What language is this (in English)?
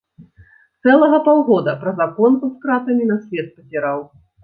Belarusian